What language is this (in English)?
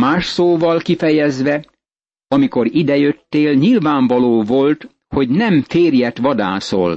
Hungarian